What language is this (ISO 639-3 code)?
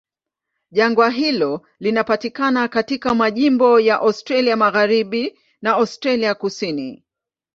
swa